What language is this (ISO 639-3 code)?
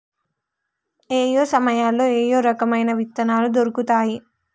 tel